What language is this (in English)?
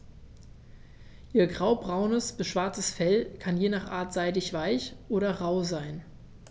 German